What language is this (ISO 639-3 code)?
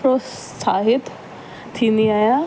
snd